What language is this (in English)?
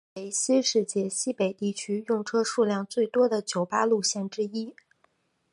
Chinese